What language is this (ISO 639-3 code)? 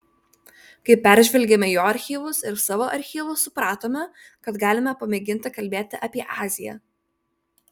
lit